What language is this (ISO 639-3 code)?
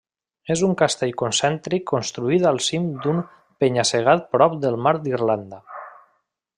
cat